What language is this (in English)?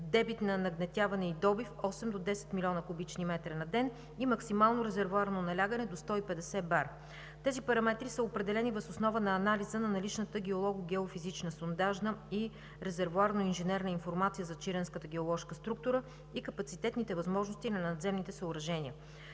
Bulgarian